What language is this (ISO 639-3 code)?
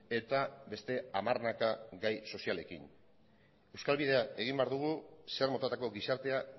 eus